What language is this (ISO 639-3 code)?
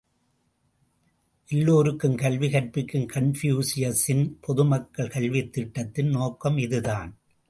tam